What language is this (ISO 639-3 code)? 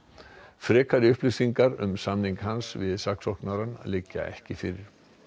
isl